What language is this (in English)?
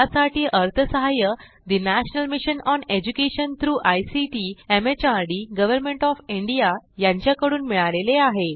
Marathi